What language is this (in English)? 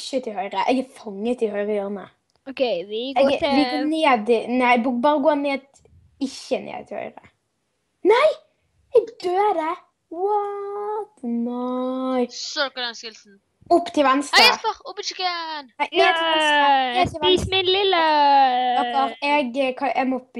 Norwegian